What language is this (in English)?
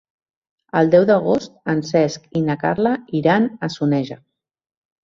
Catalan